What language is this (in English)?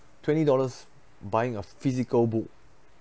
English